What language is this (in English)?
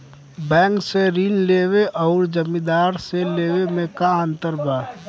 Bhojpuri